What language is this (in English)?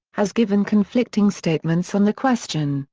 English